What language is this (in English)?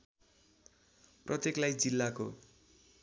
Nepali